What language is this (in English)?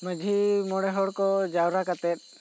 Santali